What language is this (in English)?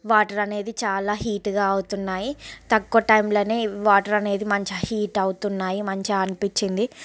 Telugu